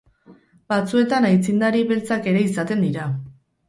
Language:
Basque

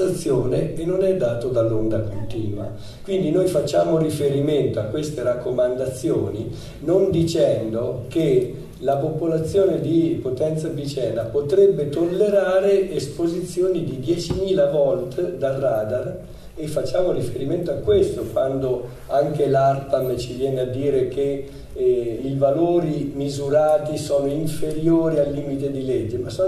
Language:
Italian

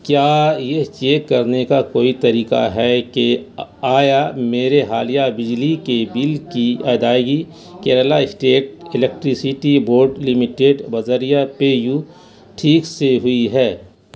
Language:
Urdu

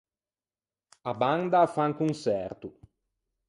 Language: Ligurian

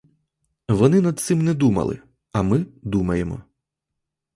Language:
Ukrainian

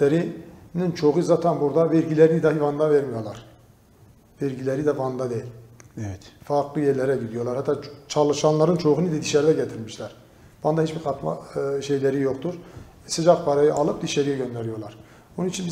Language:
Turkish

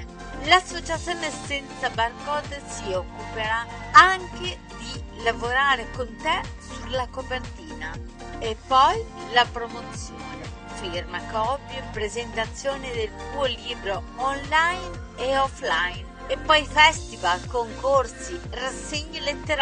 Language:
Italian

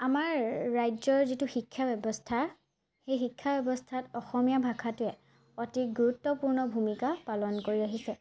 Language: Assamese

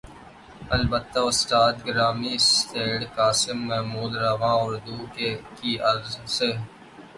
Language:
Urdu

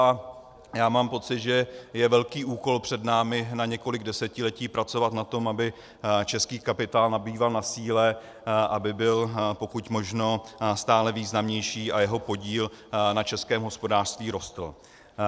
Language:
Czech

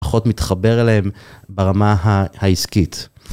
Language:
Hebrew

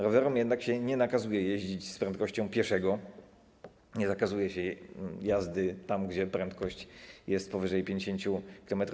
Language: Polish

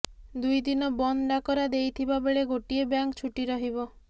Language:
Odia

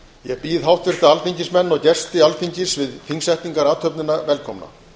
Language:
Icelandic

